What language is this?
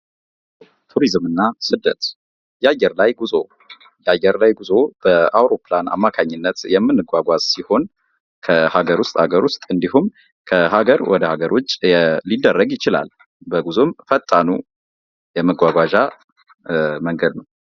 Amharic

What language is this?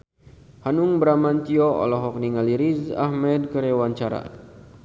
Sundanese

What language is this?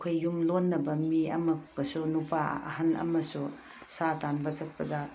Manipuri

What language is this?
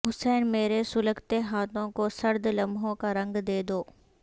Urdu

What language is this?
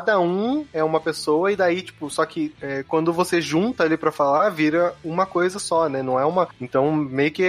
Portuguese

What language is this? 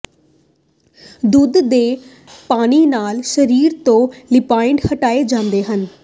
Punjabi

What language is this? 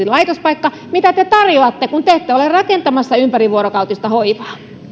Finnish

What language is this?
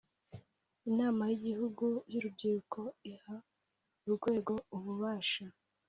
Kinyarwanda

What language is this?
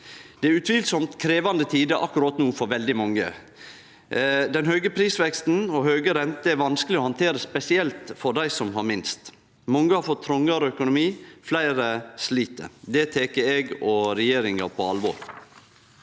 Norwegian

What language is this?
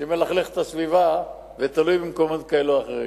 Hebrew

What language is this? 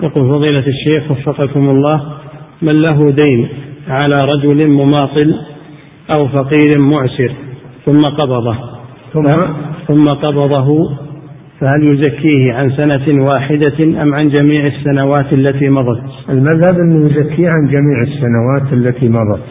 Arabic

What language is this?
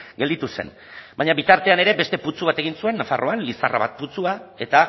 Basque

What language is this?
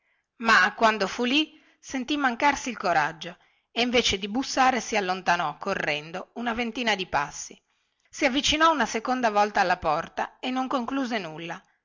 Italian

